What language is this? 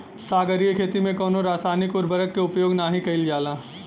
Bhojpuri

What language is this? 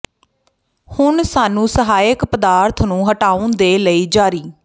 Punjabi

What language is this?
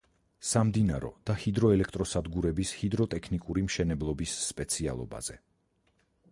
Georgian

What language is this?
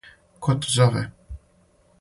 Serbian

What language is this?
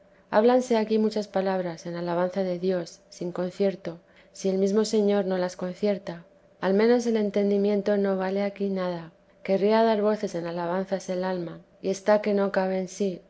Spanish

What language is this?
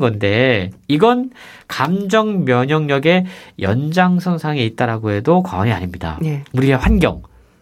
Korean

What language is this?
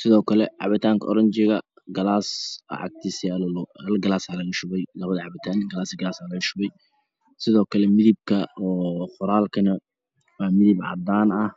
Somali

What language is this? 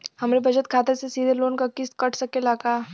Bhojpuri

